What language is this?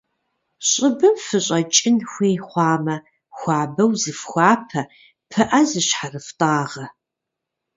Kabardian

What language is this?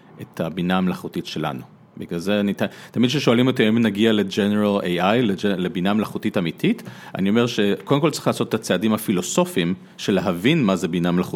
Hebrew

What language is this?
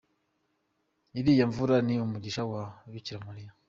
Kinyarwanda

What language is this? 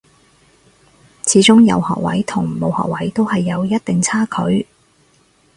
Cantonese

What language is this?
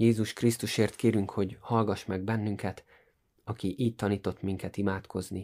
Hungarian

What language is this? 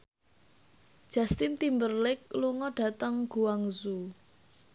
Javanese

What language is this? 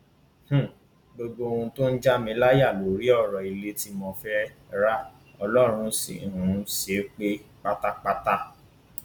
Yoruba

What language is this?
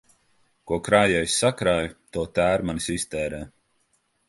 Latvian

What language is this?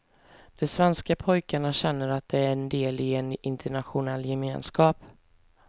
Swedish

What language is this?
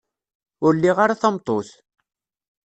Kabyle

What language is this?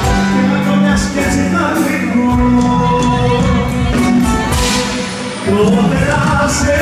Greek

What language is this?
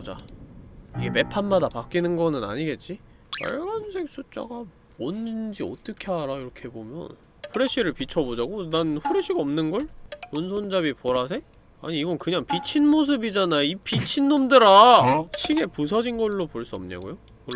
Korean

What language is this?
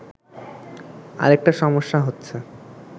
Bangla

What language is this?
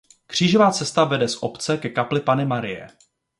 Czech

